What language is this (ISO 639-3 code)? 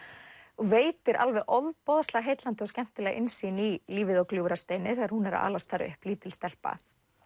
isl